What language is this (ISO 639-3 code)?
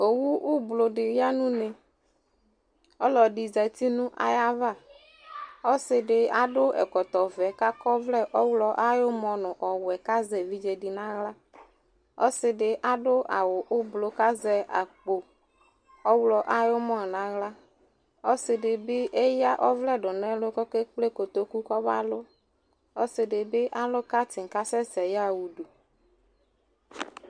kpo